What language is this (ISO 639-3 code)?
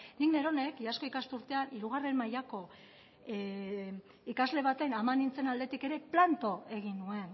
eus